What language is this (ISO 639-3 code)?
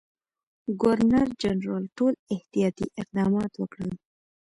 pus